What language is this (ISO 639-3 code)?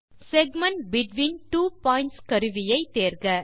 tam